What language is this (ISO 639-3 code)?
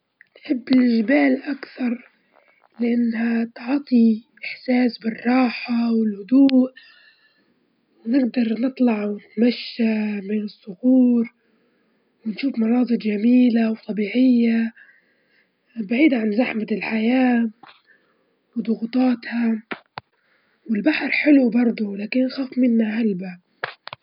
ayl